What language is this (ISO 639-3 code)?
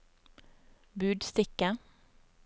nor